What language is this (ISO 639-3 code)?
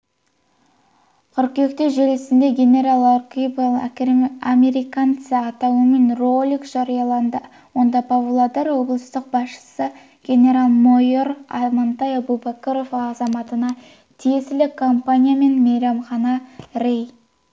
kaz